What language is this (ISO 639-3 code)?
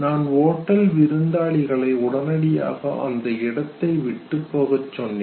tam